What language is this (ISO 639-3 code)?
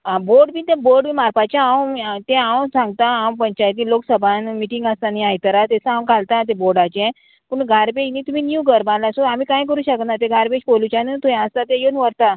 kok